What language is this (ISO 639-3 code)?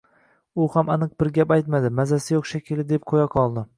uzb